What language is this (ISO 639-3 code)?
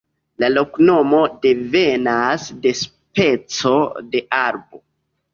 epo